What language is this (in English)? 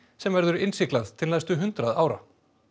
Icelandic